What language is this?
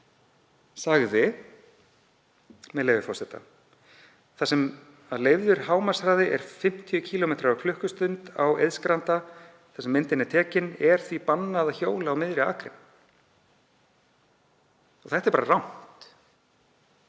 Icelandic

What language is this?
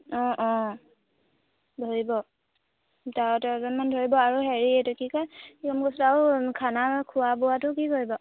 Assamese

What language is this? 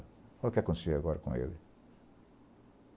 Portuguese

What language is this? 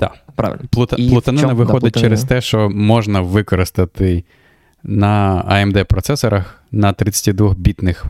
Ukrainian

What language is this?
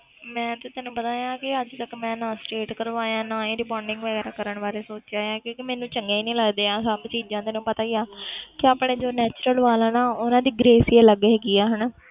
Punjabi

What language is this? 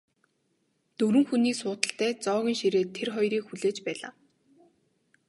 Mongolian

